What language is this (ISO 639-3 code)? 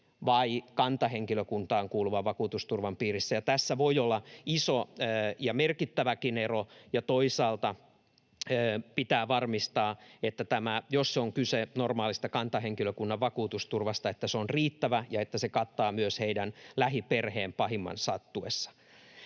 fin